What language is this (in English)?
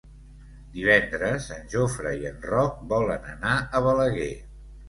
Catalan